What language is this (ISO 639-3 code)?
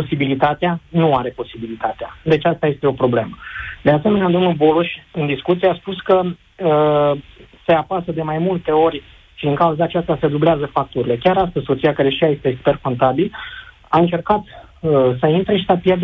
ron